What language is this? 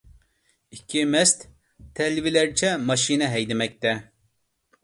Uyghur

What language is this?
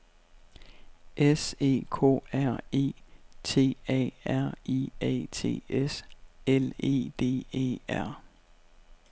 Danish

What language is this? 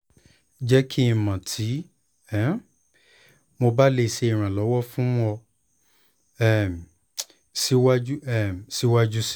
Yoruba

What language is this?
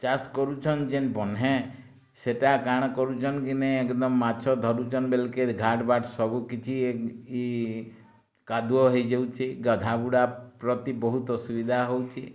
Odia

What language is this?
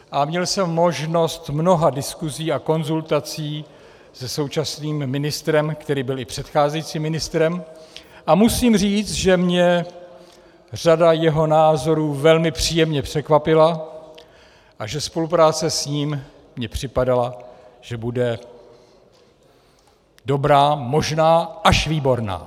Czech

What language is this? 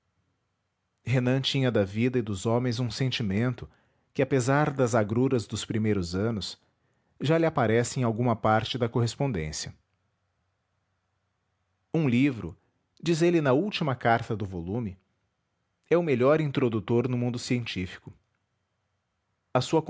Portuguese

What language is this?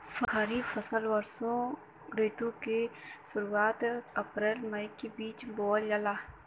Bhojpuri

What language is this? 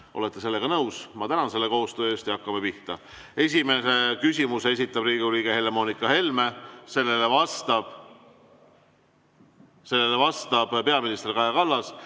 Estonian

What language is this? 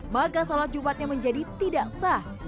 Indonesian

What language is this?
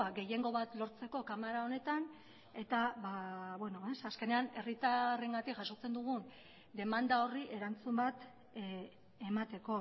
Basque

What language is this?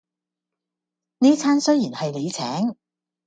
Cantonese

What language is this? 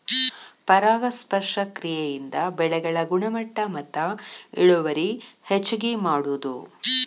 Kannada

